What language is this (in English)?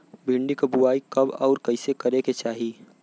Bhojpuri